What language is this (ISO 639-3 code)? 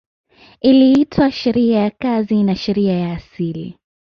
swa